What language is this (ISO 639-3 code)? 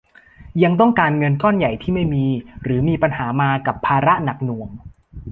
tha